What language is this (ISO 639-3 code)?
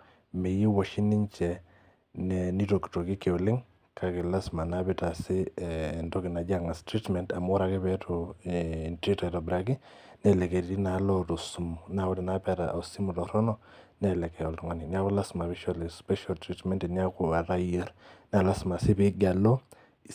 mas